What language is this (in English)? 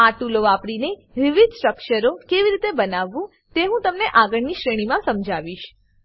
Gujarati